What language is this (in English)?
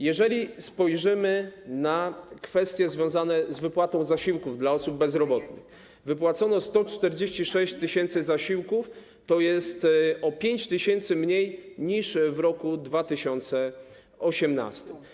Polish